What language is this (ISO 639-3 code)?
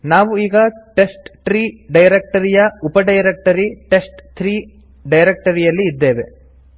kan